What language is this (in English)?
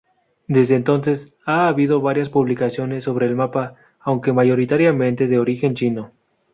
Spanish